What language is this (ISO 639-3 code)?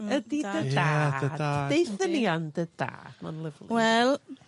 cym